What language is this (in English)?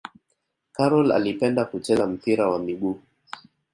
Swahili